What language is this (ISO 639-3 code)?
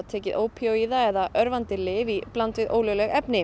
isl